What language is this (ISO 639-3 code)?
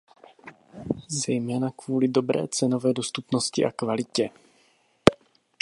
ces